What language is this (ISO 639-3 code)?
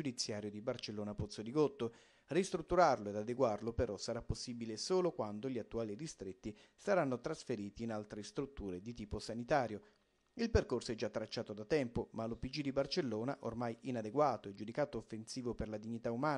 ita